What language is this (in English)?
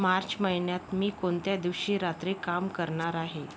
Marathi